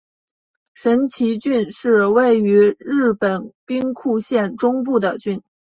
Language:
Chinese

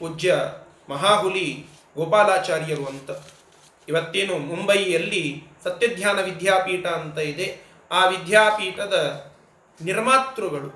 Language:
Kannada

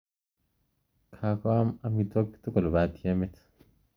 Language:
Kalenjin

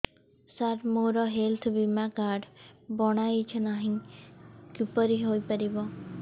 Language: Odia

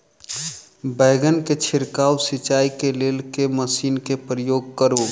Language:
Maithili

